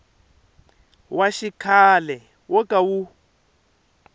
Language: Tsonga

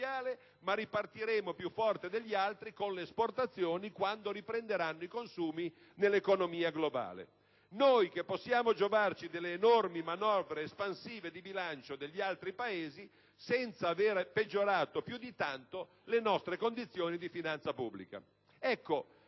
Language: Italian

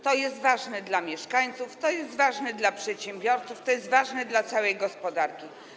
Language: Polish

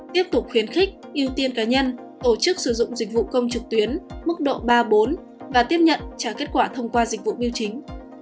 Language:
Vietnamese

